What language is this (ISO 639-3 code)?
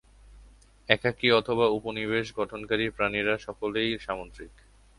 ben